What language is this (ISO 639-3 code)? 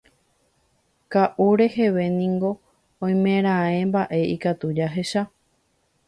grn